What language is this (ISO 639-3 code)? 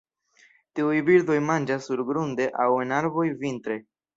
epo